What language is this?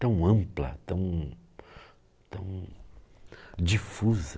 Portuguese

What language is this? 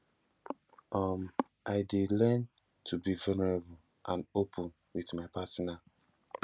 Nigerian Pidgin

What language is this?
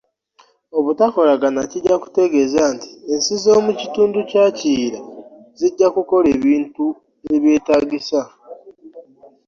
Ganda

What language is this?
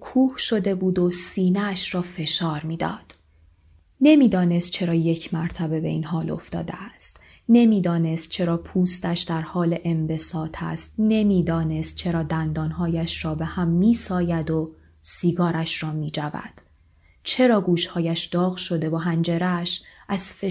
Persian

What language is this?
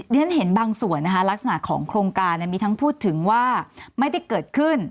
Thai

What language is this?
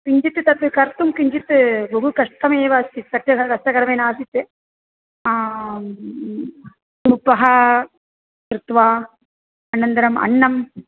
Sanskrit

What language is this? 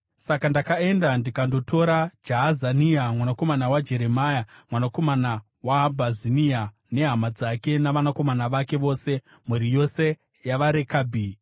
Shona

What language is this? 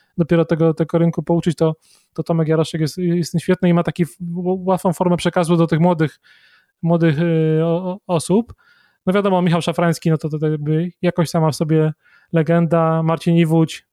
Polish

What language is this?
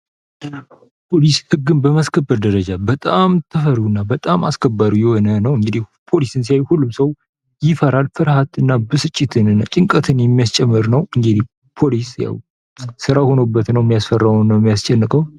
Amharic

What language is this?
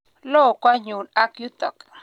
Kalenjin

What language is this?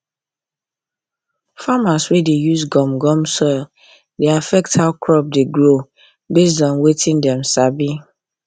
Nigerian Pidgin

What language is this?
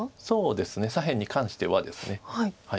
Japanese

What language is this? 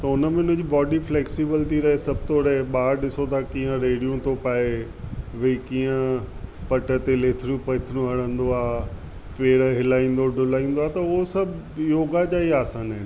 Sindhi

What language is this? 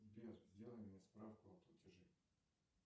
Russian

